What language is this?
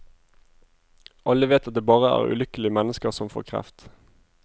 Norwegian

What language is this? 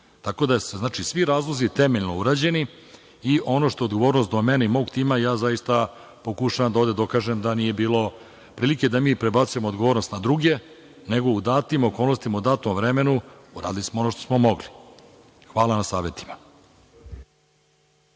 Serbian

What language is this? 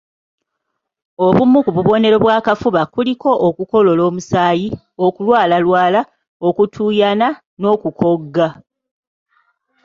Ganda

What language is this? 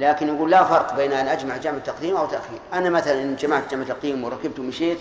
Arabic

